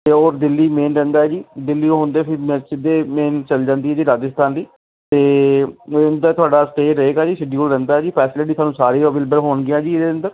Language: Punjabi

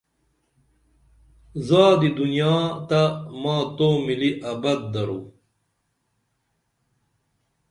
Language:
Dameli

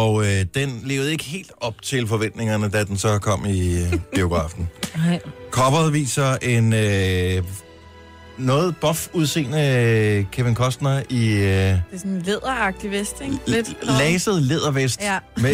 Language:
Danish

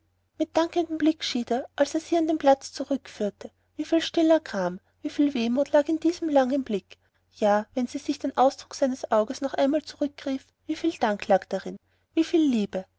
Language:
German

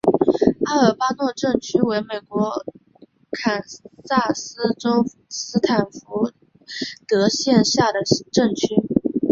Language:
Chinese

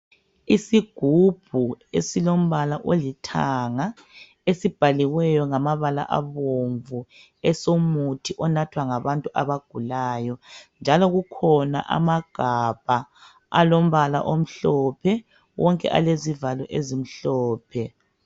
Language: North Ndebele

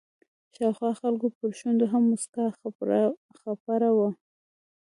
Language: Pashto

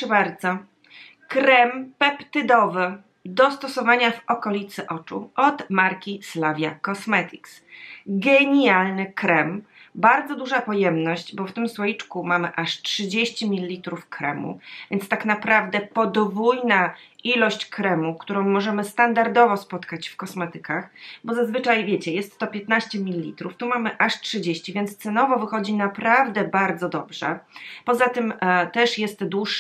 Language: Polish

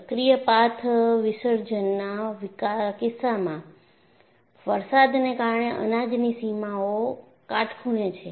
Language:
Gujarati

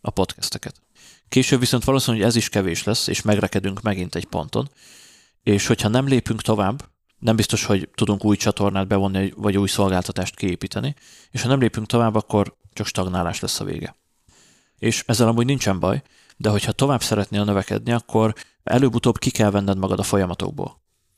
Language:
Hungarian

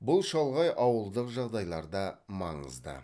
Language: Kazakh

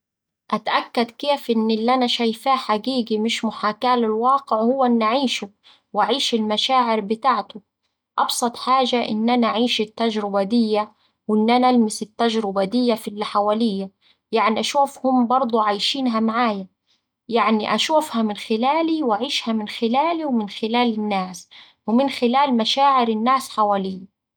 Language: Saidi Arabic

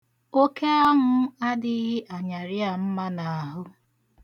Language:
Igbo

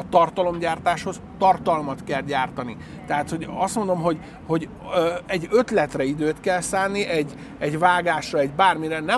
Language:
Hungarian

